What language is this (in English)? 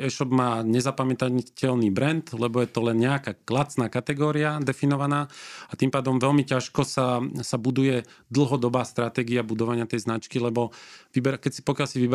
Slovak